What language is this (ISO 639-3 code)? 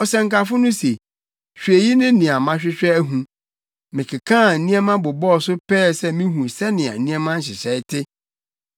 aka